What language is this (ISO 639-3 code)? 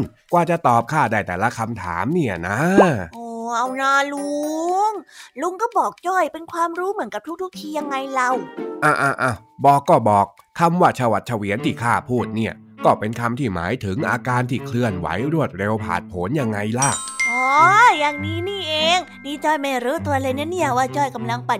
tha